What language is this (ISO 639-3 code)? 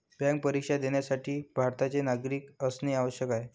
mar